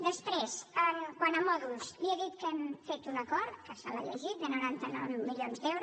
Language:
Catalan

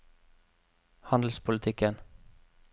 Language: Norwegian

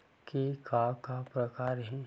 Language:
Chhattisgarhi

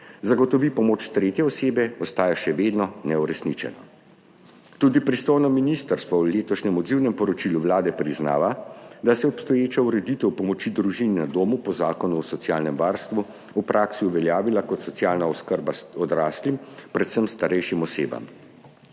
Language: Slovenian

